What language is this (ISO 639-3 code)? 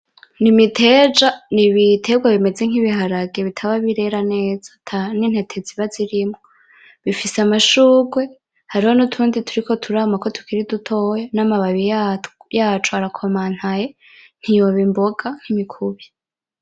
run